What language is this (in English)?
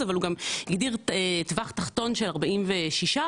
Hebrew